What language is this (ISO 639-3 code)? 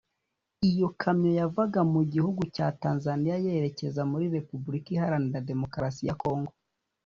kin